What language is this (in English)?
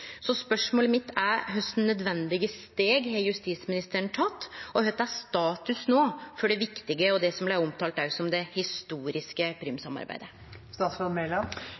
Norwegian Nynorsk